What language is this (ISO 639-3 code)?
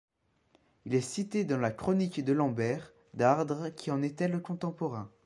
fra